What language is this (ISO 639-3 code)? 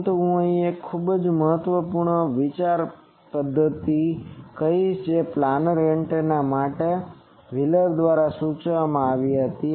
guj